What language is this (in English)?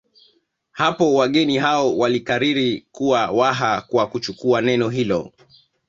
Swahili